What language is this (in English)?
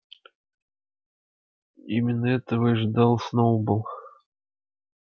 Russian